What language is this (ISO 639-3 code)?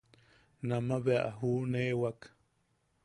yaq